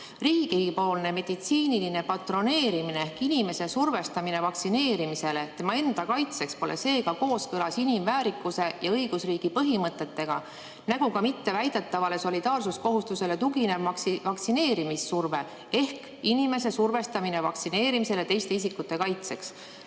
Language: Estonian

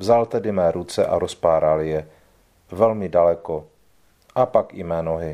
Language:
Czech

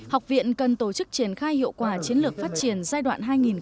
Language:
Vietnamese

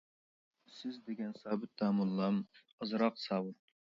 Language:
Uyghur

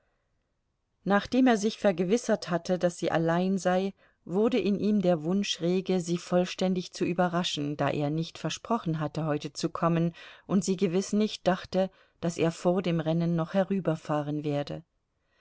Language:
German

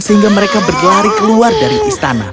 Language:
Indonesian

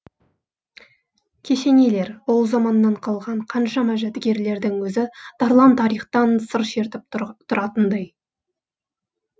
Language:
Kazakh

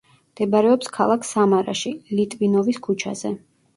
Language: Georgian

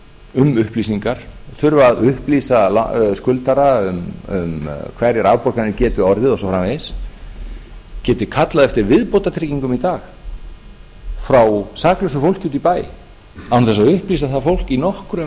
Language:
Icelandic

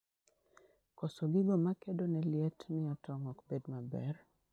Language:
Luo (Kenya and Tanzania)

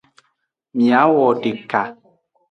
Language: Aja (Benin)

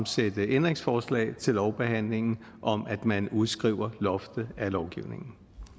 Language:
Danish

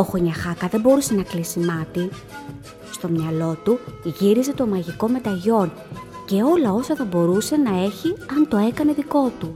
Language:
Greek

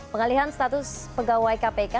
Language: Indonesian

